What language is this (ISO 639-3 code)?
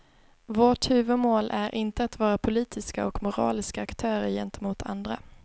swe